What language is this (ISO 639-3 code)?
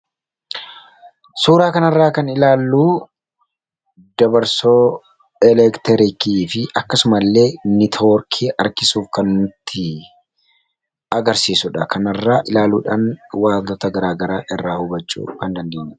orm